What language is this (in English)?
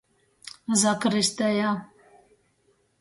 Latgalian